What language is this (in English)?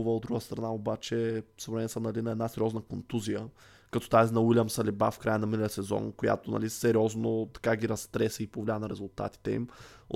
Bulgarian